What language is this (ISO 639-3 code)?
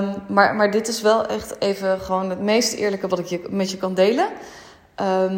nld